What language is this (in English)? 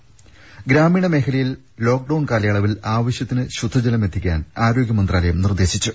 Malayalam